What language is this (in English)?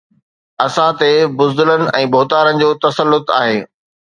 Sindhi